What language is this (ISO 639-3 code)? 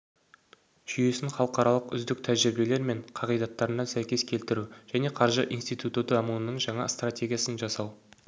kaz